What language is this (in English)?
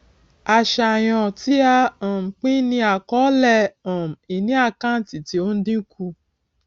Yoruba